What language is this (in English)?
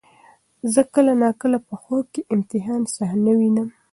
Pashto